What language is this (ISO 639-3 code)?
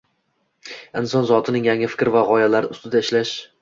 uzb